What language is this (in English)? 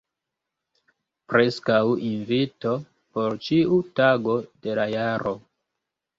Esperanto